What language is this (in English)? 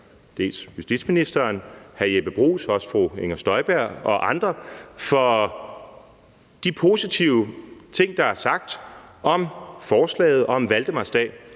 Danish